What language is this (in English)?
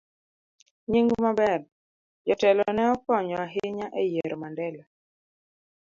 Luo (Kenya and Tanzania)